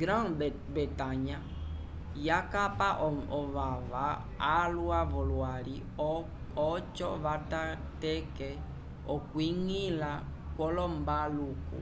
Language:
Umbundu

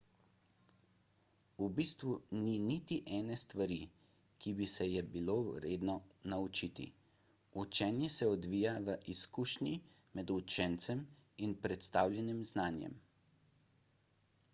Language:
Slovenian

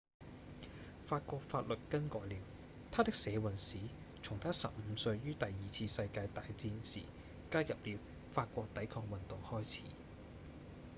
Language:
Cantonese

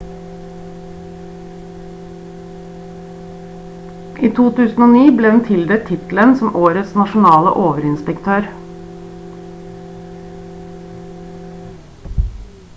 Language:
Norwegian Bokmål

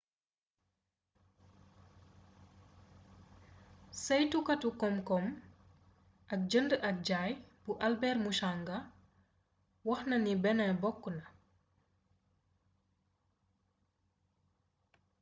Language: Wolof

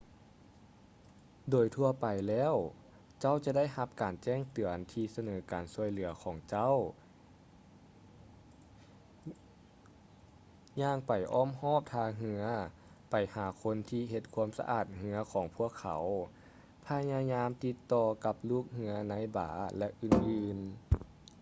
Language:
Lao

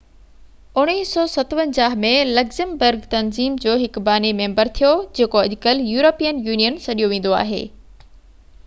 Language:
Sindhi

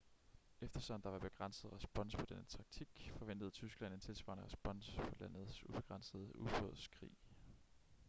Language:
Danish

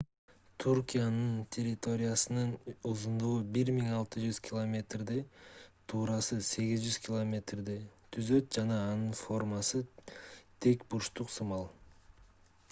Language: Kyrgyz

